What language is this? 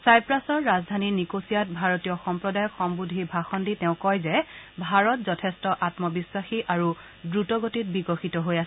Assamese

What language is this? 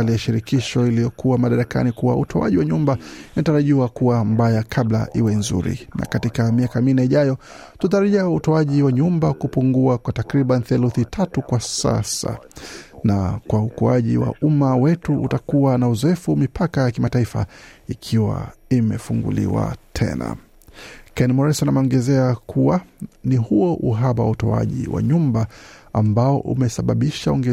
Swahili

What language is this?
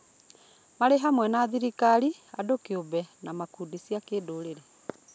Kikuyu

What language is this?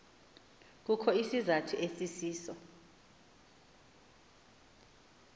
Xhosa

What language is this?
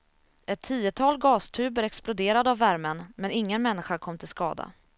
Swedish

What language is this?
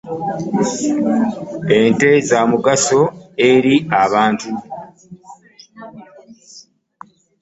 Ganda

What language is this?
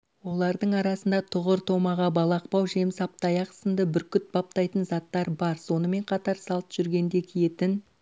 Kazakh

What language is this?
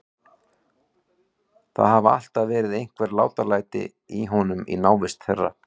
Icelandic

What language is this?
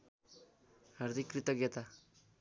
Nepali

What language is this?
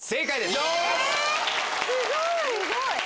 Japanese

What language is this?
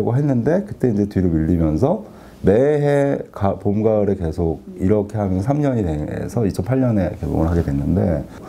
Korean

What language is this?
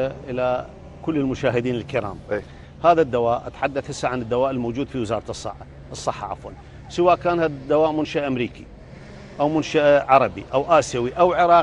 Arabic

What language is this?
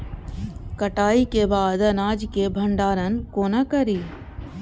Maithili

